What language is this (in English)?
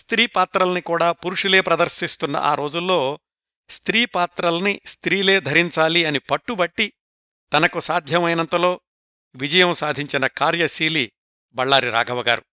Telugu